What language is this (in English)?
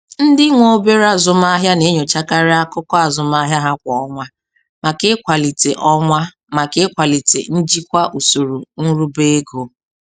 Igbo